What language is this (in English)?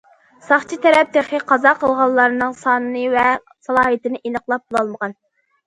Uyghur